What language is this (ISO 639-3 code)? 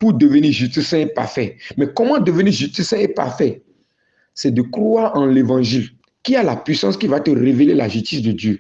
fra